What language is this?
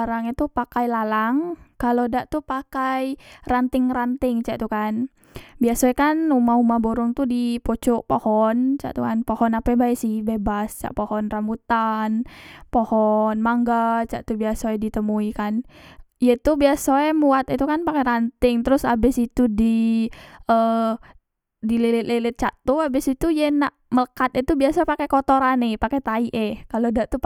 Musi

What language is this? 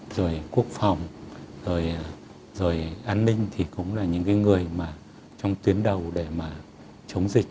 Vietnamese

